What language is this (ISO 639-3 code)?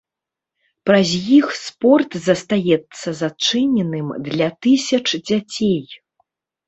bel